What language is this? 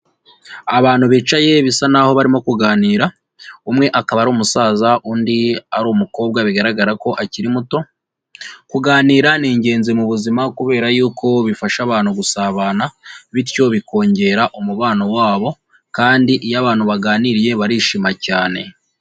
Kinyarwanda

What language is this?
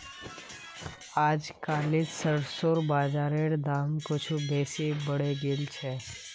Magahi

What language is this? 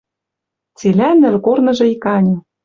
Western Mari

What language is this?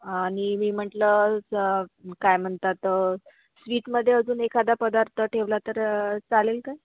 Marathi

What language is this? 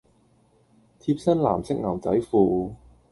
Cantonese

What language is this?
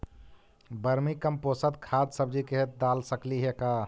Magahi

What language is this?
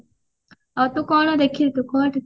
Odia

